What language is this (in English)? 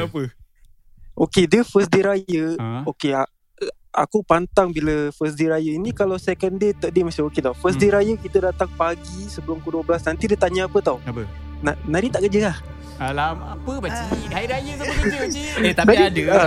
Malay